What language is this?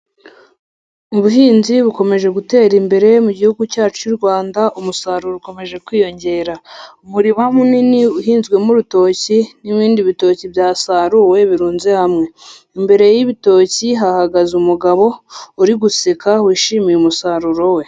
Kinyarwanda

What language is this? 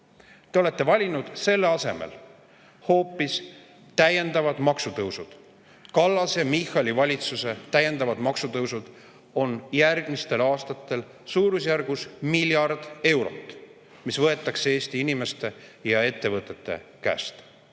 Estonian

